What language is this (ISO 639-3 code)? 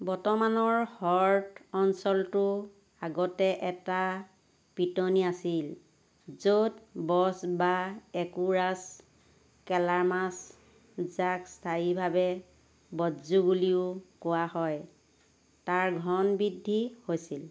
asm